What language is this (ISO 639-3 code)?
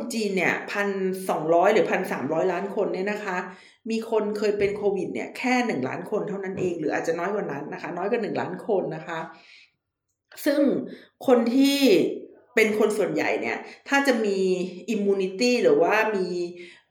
tha